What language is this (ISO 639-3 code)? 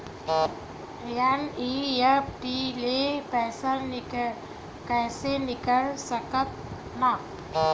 hne